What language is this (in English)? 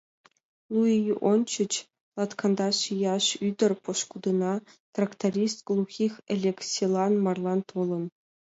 Mari